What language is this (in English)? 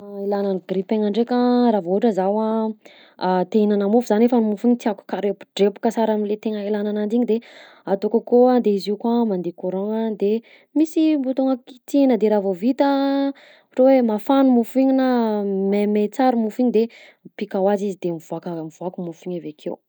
Southern Betsimisaraka Malagasy